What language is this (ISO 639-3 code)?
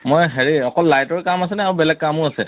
asm